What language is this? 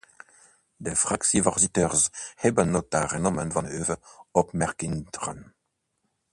Dutch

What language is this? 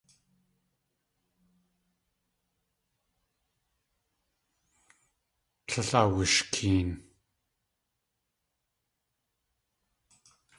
Tlingit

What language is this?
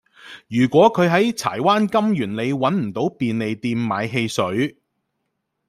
Cantonese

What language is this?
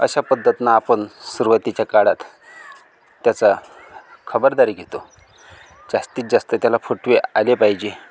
Marathi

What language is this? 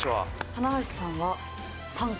Japanese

